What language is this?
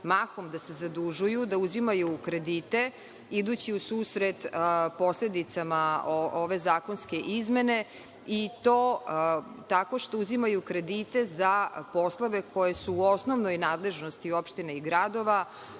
Serbian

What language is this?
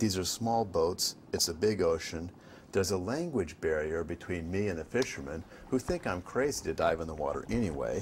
English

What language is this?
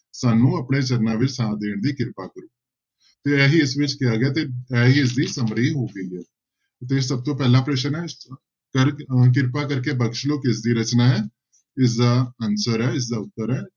Punjabi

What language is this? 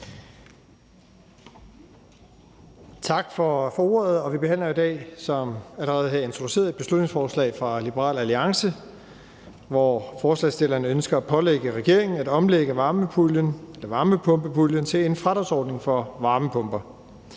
Danish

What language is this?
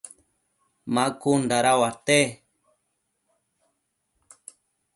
Matsés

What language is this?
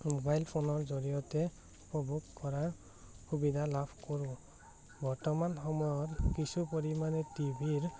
Assamese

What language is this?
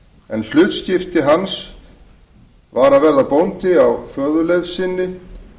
Icelandic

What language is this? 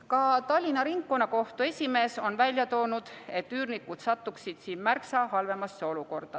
Estonian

